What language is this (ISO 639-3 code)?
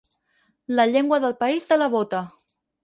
cat